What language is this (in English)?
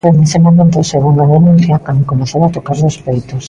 Galician